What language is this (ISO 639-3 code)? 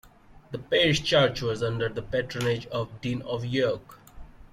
eng